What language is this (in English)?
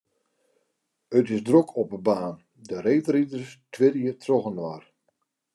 Western Frisian